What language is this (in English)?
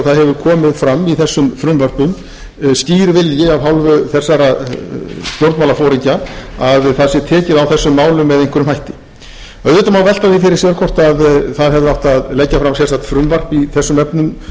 Icelandic